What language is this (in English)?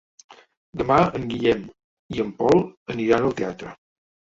Catalan